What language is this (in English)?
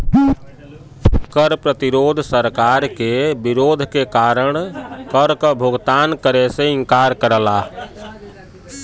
Bhojpuri